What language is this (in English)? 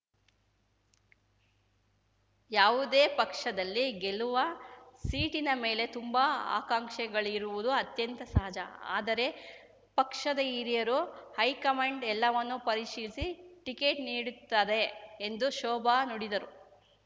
Kannada